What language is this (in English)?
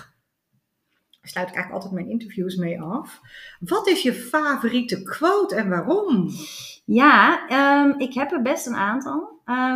Dutch